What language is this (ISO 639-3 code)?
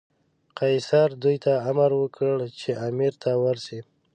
pus